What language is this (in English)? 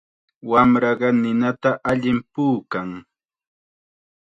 Chiquián Ancash Quechua